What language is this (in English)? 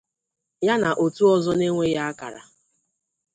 Igbo